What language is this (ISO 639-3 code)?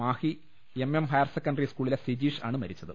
mal